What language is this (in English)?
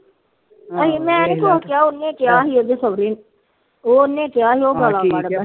Punjabi